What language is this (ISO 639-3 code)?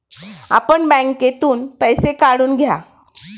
mar